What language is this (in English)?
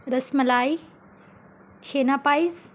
Urdu